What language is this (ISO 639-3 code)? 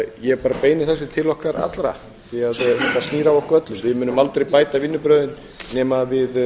isl